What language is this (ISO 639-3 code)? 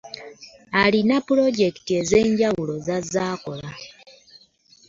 lug